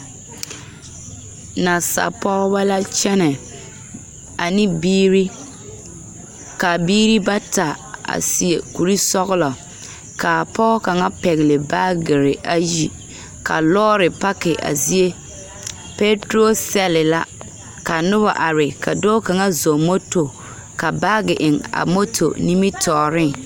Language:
Southern Dagaare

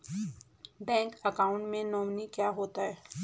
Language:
Hindi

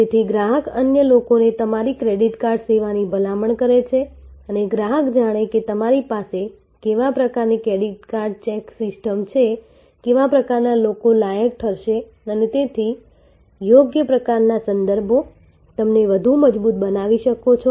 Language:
Gujarati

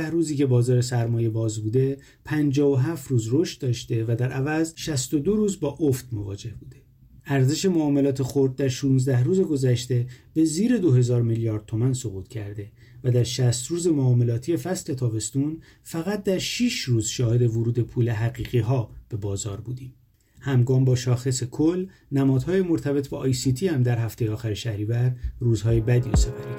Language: Persian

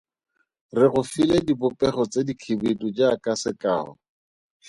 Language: Tswana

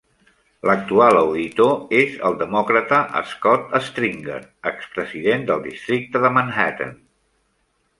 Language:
Catalan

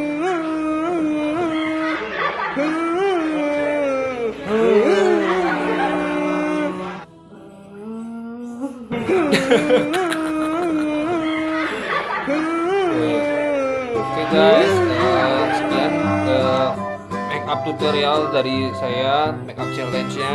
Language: Indonesian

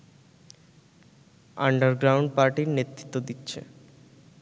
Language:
Bangla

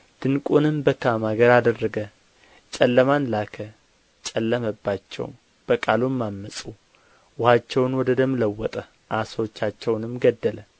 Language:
Amharic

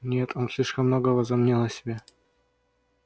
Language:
Russian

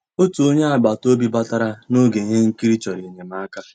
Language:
Igbo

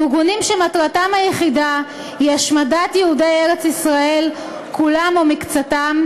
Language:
Hebrew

